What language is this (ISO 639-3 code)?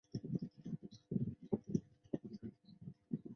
zho